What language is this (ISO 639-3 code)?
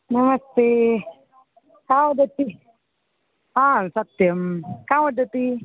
san